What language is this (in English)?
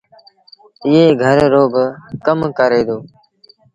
Sindhi Bhil